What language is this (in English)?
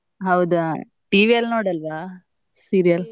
Kannada